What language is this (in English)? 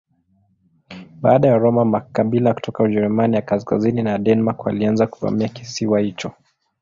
Swahili